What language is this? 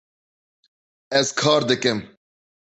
Kurdish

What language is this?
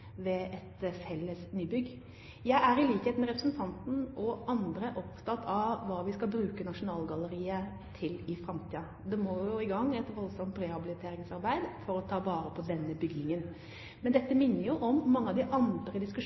Norwegian Bokmål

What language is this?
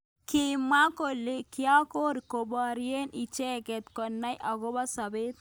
Kalenjin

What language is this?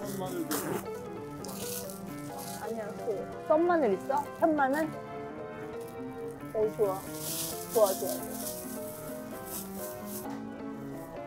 Korean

